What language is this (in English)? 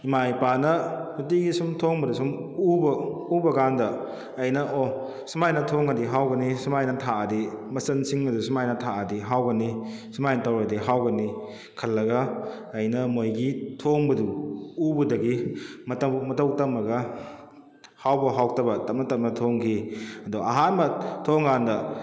Manipuri